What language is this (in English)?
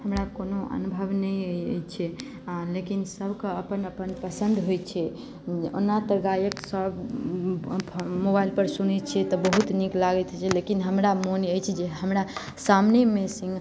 Maithili